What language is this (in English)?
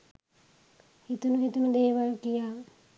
Sinhala